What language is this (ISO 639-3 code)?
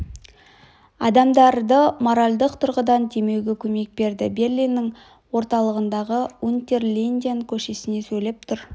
kaz